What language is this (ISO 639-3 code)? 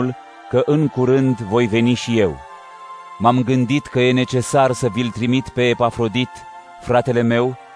ron